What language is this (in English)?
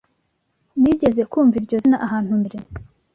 Kinyarwanda